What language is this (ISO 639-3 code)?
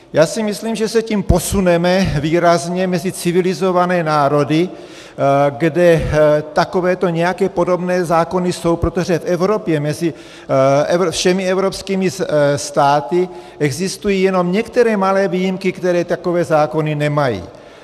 ces